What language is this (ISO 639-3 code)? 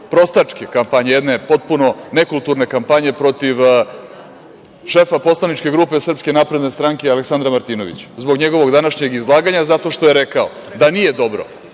srp